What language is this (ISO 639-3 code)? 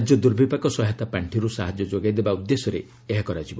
ori